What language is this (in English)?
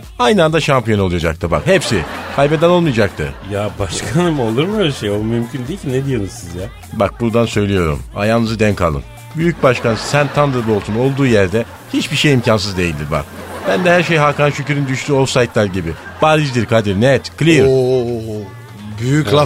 Turkish